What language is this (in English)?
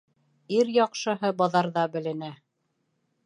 Bashkir